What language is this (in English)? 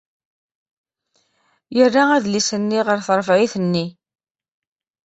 Kabyle